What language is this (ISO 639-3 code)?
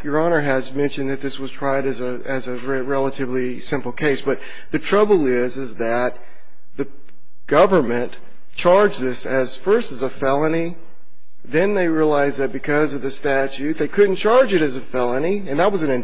eng